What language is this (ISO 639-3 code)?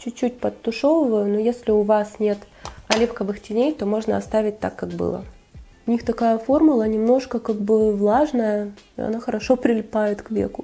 rus